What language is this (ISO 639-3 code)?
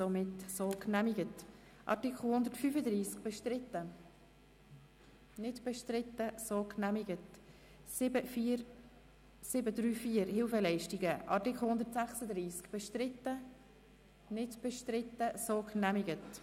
gsw